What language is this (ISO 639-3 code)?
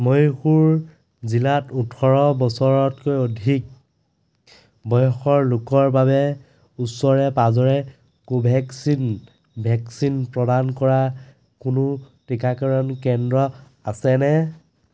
asm